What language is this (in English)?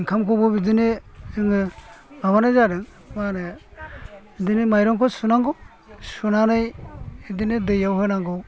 Bodo